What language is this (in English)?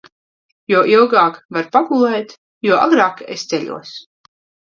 Latvian